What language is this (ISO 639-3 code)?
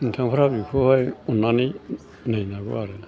brx